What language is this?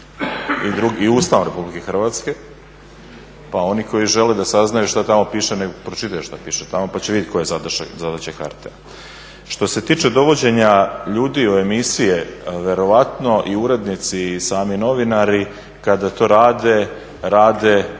Croatian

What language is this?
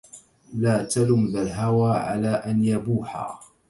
Arabic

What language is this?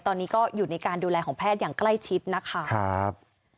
Thai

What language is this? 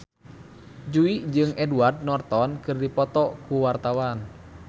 Sundanese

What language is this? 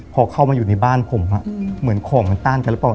Thai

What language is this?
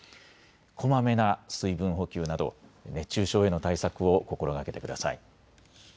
Japanese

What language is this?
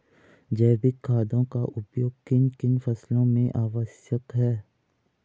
Hindi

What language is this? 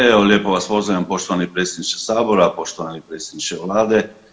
Croatian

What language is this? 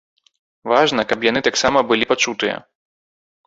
Belarusian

